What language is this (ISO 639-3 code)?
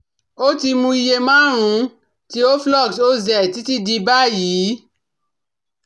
yor